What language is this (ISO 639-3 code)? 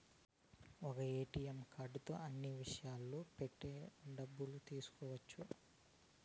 tel